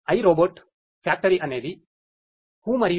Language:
Telugu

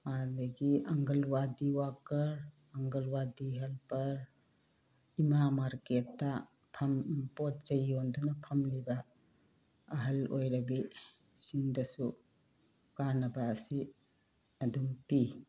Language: Manipuri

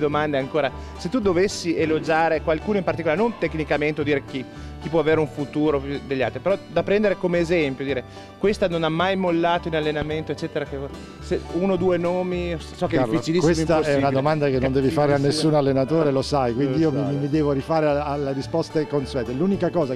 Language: Italian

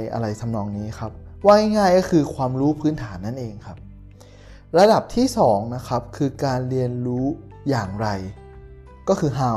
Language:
Thai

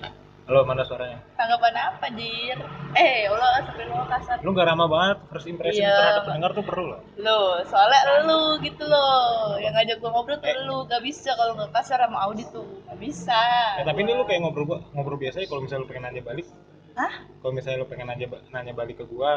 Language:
Indonesian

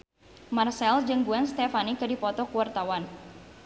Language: Sundanese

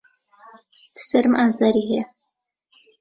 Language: Central Kurdish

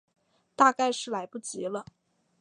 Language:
Chinese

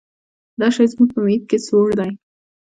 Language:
Pashto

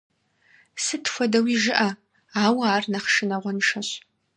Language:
Kabardian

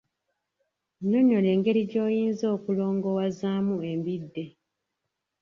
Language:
Ganda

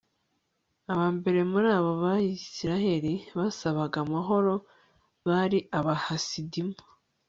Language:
Kinyarwanda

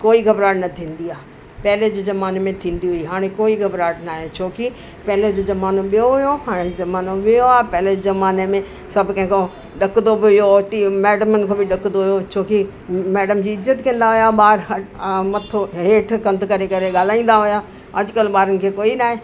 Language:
Sindhi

